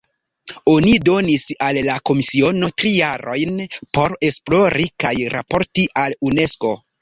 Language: Esperanto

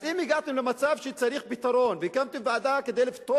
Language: Hebrew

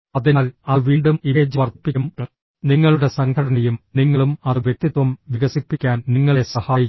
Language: Malayalam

